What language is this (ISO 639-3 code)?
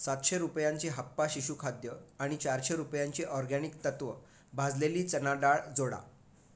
mar